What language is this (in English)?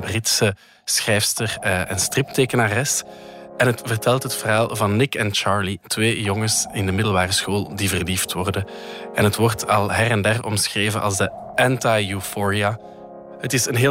Dutch